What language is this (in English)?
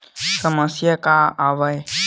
Chhattisgarhi